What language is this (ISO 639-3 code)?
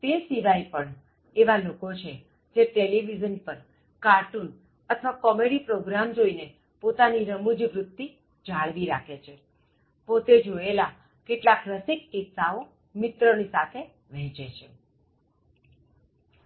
guj